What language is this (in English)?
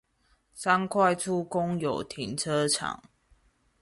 Chinese